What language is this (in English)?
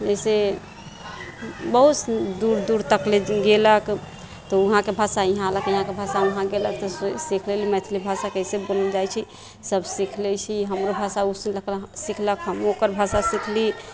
Maithili